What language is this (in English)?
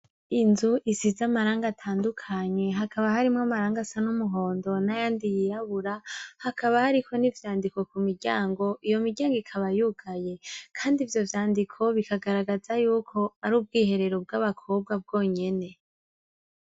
Rundi